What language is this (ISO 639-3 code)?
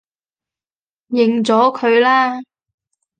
yue